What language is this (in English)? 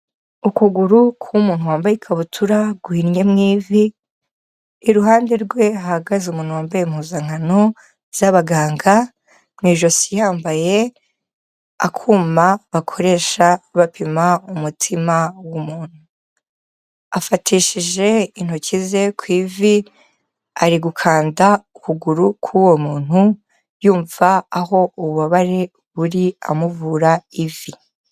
Kinyarwanda